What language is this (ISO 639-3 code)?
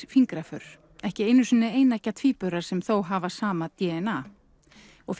isl